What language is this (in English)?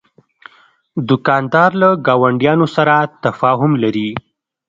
Pashto